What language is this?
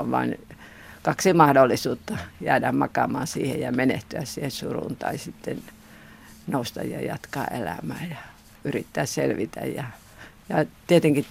Finnish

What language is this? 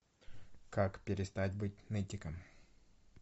Russian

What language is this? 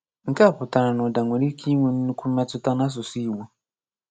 Igbo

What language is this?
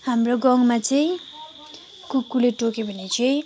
Nepali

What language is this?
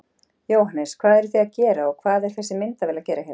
Icelandic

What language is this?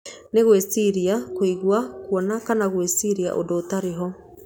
Kikuyu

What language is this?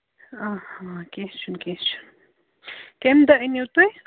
Kashmiri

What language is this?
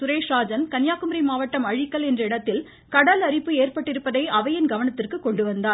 Tamil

